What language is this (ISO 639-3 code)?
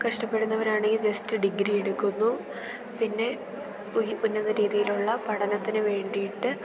mal